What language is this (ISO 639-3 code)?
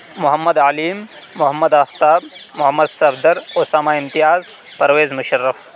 urd